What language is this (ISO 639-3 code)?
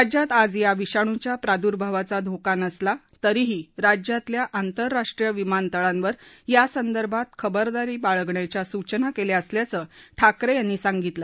mar